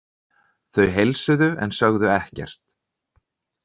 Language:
Icelandic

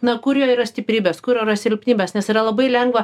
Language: Lithuanian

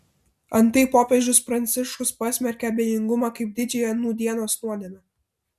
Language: Lithuanian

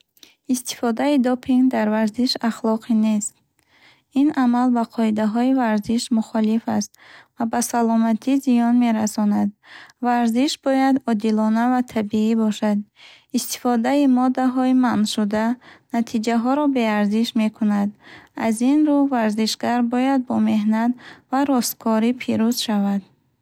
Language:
Bukharic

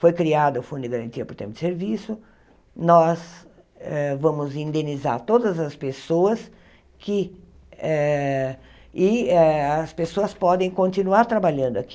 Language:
Portuguese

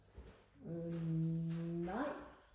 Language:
Danish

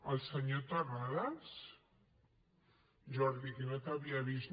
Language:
Catalan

